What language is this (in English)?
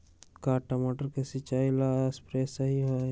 Magahi